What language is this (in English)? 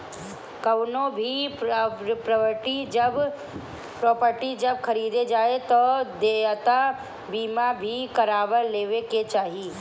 Bhojpuri